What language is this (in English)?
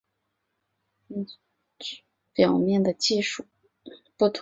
Chinese